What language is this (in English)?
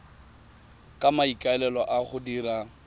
Tswana